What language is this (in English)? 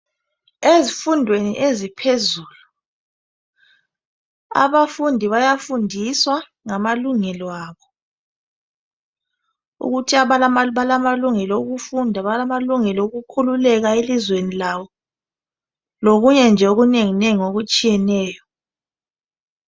North Ndebele